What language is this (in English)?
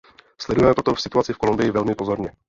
Czech